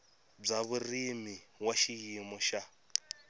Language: Tsonga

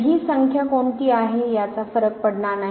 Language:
Marathi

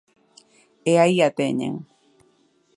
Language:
Galician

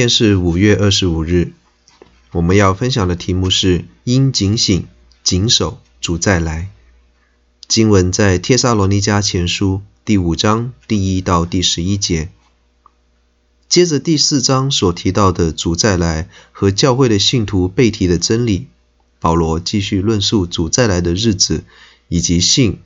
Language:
Chinese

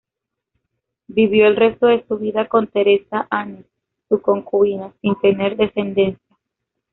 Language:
Spanish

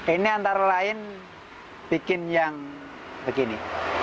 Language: Indonesian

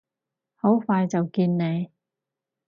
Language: Cantonese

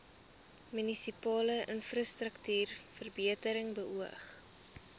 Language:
Afrikaans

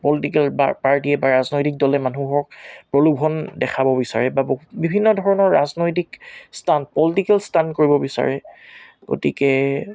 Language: Assamese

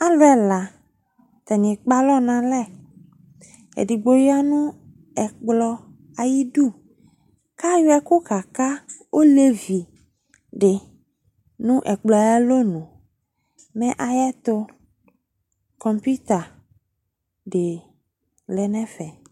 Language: Ikposo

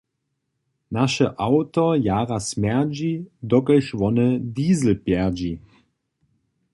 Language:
Upper Sorbian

